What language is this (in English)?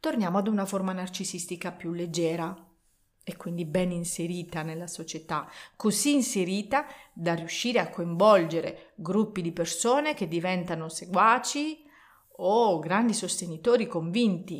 Italian